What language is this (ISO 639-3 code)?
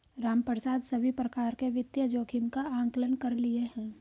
hin